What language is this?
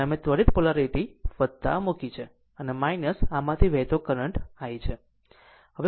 Gujarati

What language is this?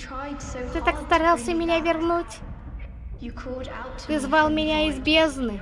Russian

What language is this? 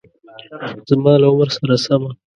Pashto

